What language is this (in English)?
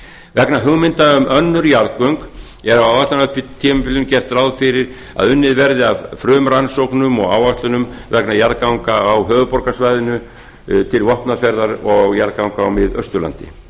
Icelandic